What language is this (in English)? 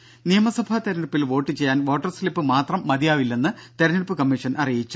Malayalam